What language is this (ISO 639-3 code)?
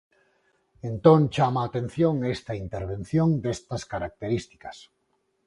glg